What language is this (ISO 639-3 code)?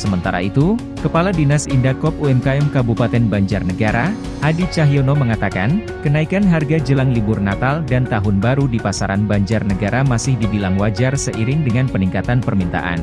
ind